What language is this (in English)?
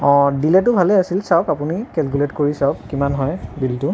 Assamese